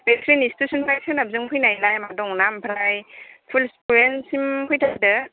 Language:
Bodo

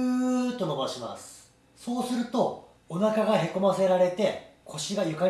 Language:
Japanese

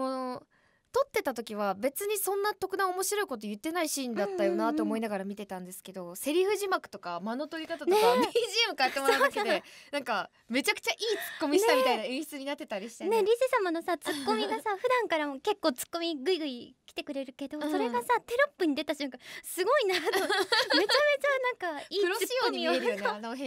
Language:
Japanese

